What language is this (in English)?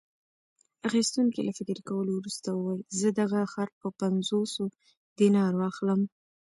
Pashto